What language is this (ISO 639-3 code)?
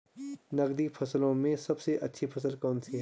hin